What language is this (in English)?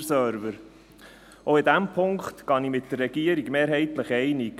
Swiss German